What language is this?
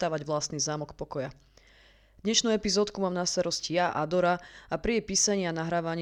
Slovak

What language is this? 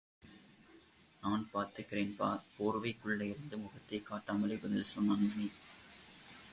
Tamil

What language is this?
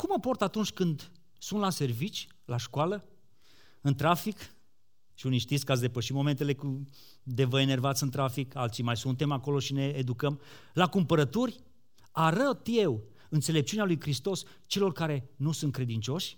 Romanian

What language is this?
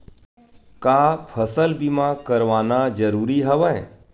Chhattisgarhi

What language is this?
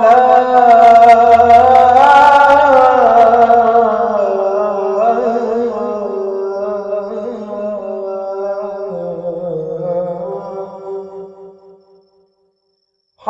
Arabic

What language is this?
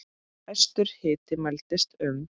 Icelandic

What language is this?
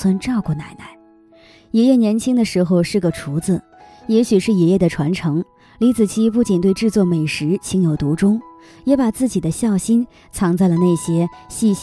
Chinese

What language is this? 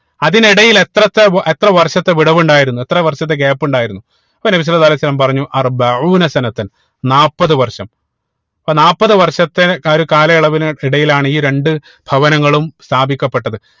Malayalam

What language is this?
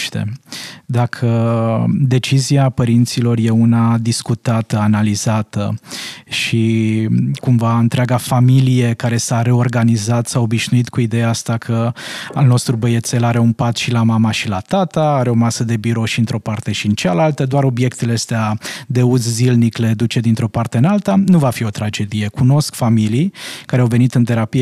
Romanian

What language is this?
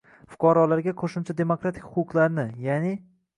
Uzbek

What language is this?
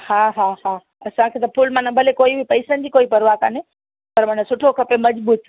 Sindhi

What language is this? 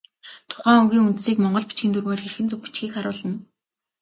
Mongolian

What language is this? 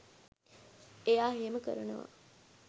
Sinhala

